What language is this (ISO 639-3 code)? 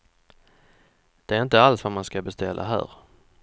swe